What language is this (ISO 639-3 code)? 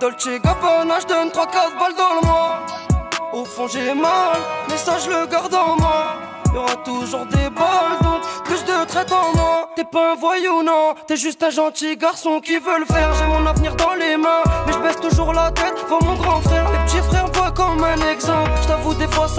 fra